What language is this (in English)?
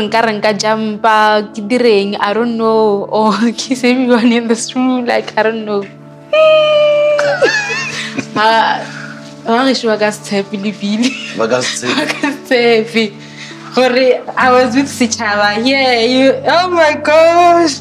English